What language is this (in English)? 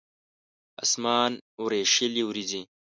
Pashto